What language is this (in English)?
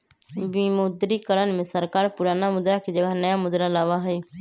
Magahi